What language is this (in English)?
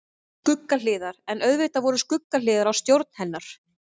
Icelandic